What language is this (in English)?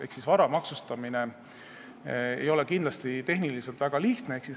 Estonian